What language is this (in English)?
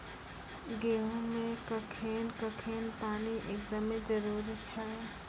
Maithili